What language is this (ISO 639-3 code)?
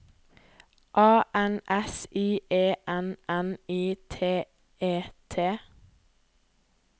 nor